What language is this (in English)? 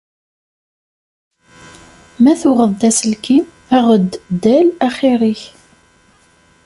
Kabyle